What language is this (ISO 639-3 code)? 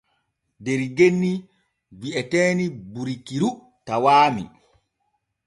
fue